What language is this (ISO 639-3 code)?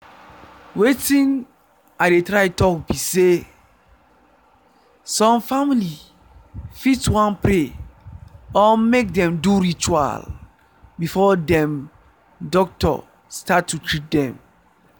pcm